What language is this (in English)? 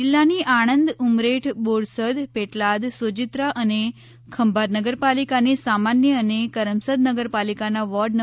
Gujarati